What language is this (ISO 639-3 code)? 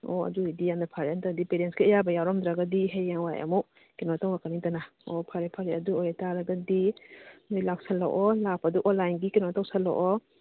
mni